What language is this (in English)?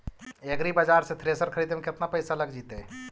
Magahi